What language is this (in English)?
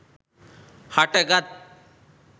Sinhala